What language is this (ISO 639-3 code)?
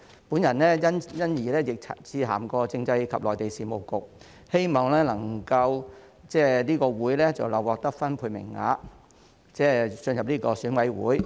yue